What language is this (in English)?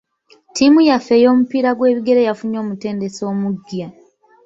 Ganda